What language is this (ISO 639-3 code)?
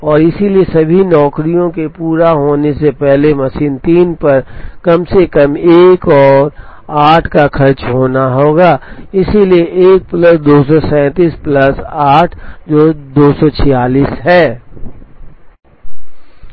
hin